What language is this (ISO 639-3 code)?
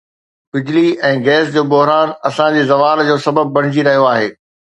snd